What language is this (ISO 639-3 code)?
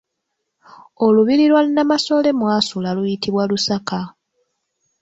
lug